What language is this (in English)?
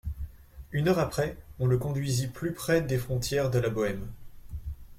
French